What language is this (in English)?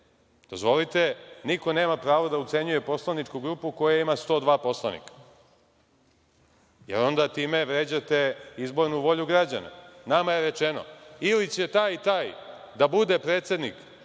Serbian